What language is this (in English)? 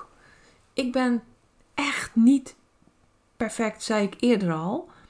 Dutch